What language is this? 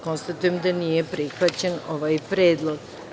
Serbian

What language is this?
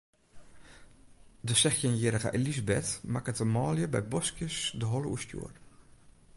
Western Frisian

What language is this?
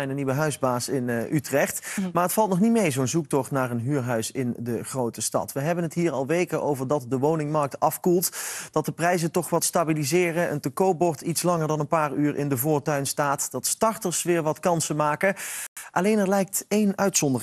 Dutch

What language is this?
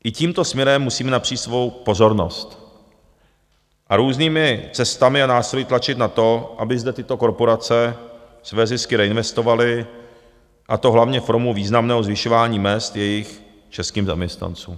Czech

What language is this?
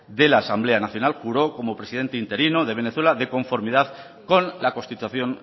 Spanish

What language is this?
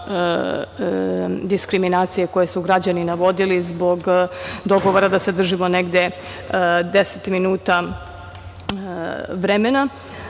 Serbian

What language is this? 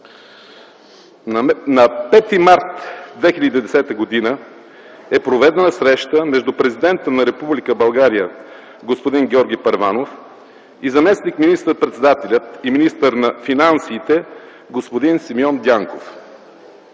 Bulgarian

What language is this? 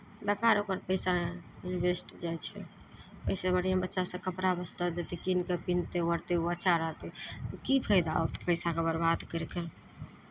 Maithili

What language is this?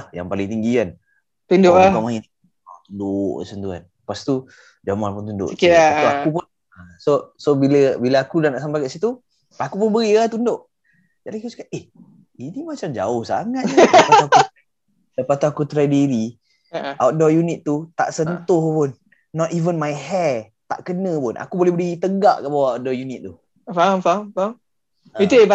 Malay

